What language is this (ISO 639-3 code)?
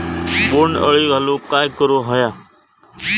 mar